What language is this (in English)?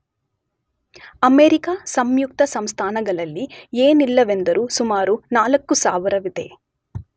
Kannada